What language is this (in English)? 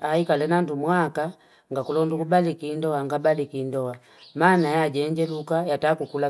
Fipa